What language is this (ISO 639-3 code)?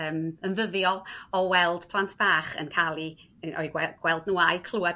cym